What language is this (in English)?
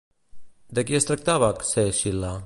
Catalan